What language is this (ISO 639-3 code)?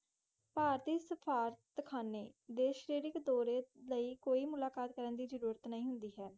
pan